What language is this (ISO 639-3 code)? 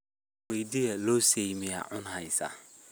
som